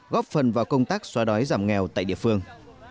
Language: Vietnamese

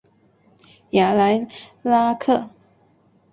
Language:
Chinese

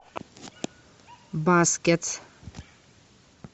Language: Russian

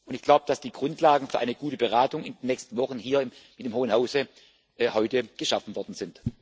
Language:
German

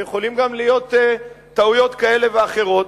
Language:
Hebrew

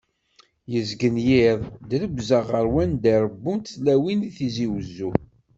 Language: Kabyle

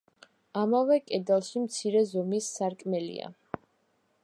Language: Georgian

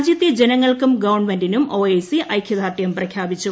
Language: Malayalam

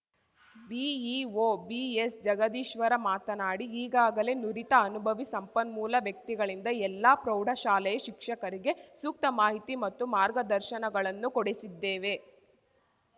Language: Kannada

